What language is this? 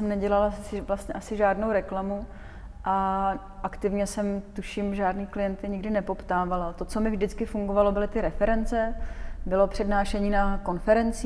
Czech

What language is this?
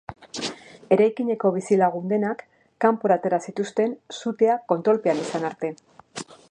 Basque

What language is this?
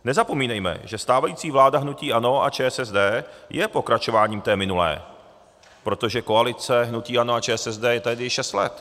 Czech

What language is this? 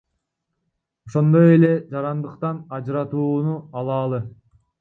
Kyrgyz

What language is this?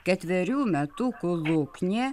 Lithuanian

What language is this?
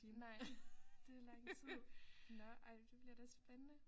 Danish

